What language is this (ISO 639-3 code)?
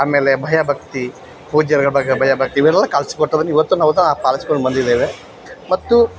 kan